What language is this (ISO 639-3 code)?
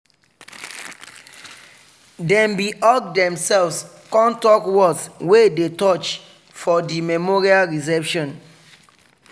pcm